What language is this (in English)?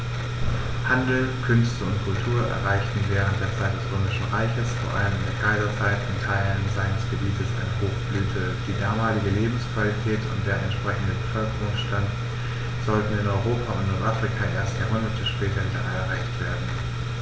German